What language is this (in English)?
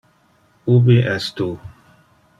Interlingua